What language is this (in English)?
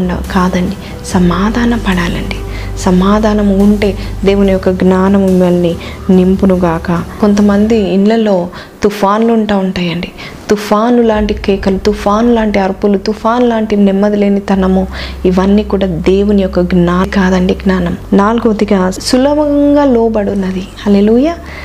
Telugu